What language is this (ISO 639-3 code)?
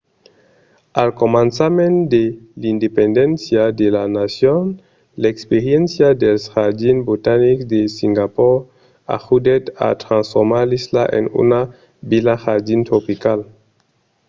oci